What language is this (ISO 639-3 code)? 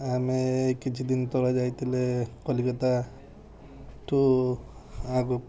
ori